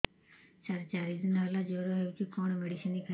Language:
Odia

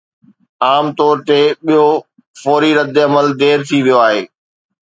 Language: Sindhi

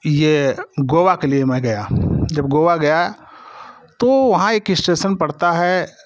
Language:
Hindi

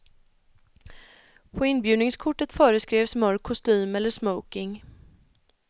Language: Swedish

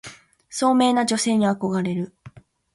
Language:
Japanese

